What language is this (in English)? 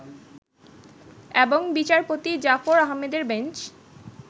Bangla